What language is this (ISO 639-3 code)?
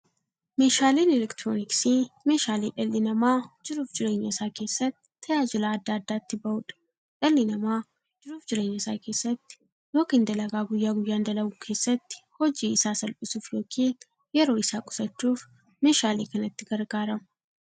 orm